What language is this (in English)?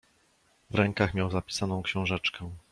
Polish